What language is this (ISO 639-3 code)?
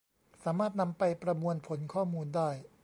tha